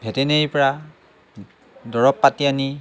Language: Assamese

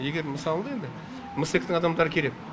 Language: Kazakh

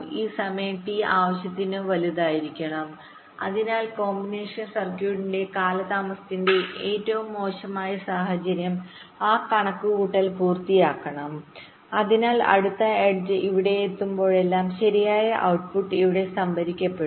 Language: Malayalam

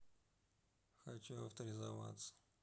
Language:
Russian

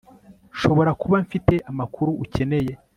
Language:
Kinyarwanda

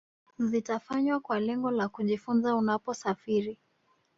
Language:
Swahili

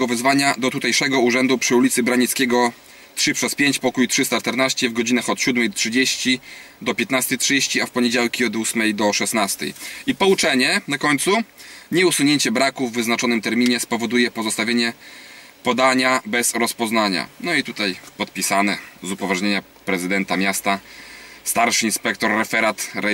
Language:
Polish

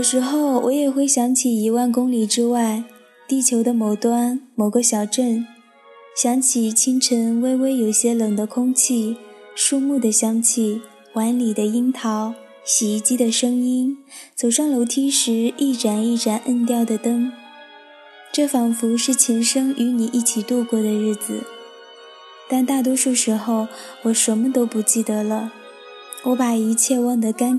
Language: Chinese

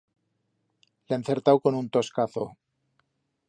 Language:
Aragonese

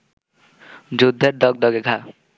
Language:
Bangla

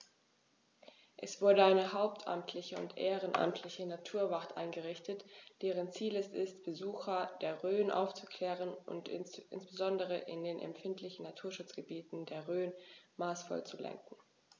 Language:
German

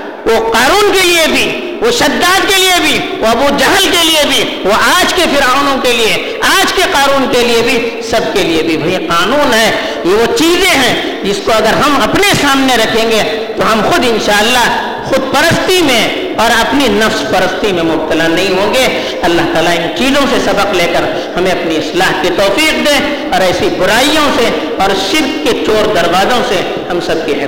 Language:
Urdu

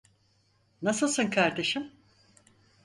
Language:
Turkish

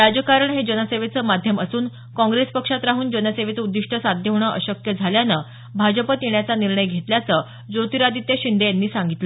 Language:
Marathi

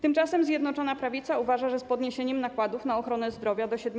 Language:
Polish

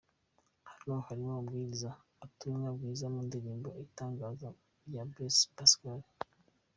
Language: Kinyarwanda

